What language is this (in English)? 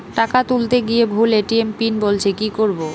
Bangla